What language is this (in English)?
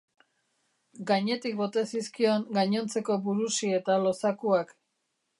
Basque